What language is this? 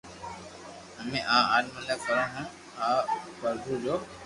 Loarki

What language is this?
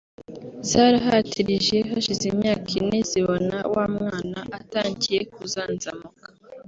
Kinyarwanda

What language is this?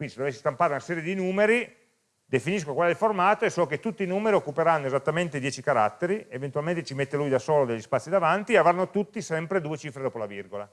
Italian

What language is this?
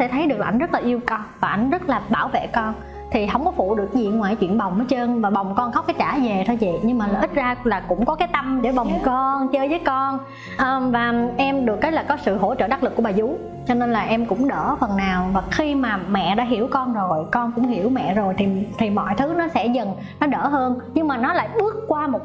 Vietnamese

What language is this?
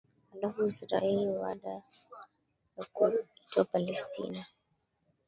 Swahili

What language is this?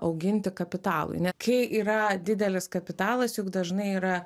Lithuanian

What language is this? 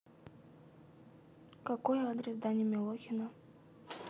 Russian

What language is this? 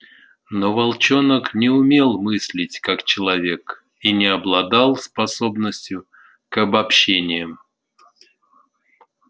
Russian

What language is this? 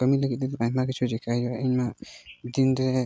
Santali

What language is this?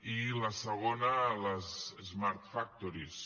Catalan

